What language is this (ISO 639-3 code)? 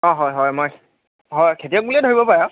asm